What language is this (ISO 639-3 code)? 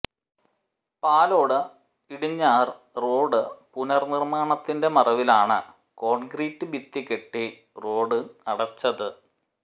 mal